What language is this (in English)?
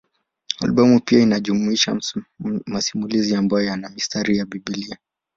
Swahili